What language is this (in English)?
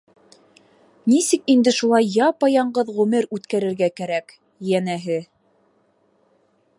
Bashkir